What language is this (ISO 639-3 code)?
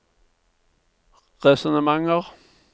nor